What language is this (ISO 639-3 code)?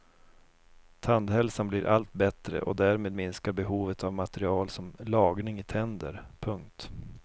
swe